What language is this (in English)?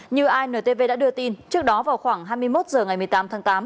Vietnamese